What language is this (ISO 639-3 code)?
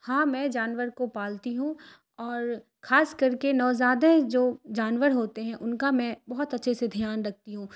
urd